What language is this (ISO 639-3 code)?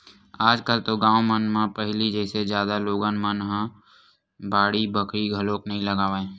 hne